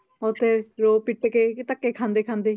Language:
Punjabi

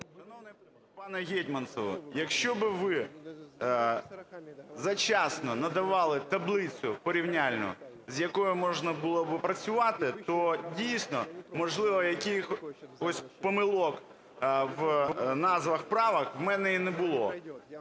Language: Ukrainian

